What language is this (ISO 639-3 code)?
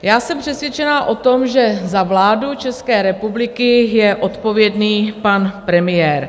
ces